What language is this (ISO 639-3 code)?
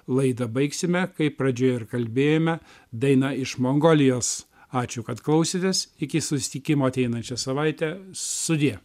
lit